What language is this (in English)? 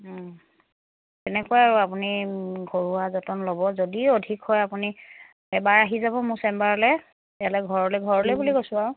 Assamese